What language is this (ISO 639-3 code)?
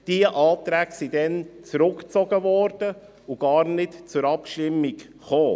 gsw